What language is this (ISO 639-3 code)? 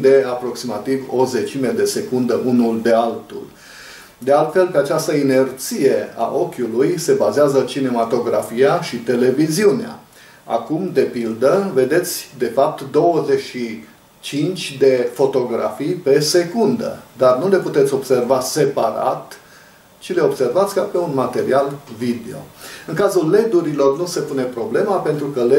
ron